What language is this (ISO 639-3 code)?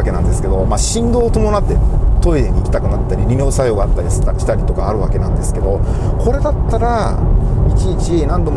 jpn